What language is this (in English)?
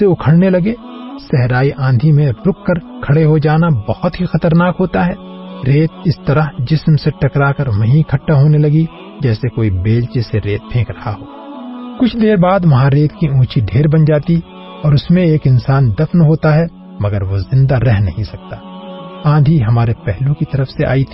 Urdu